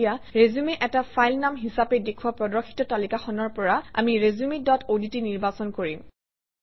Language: Assamese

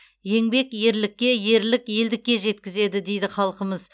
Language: Kazakh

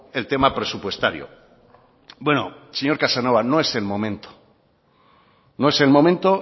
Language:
Spanish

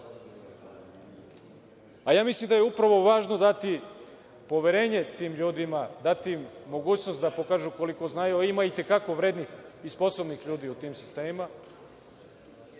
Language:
Serbian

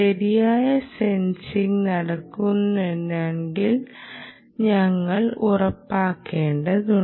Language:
Malayalam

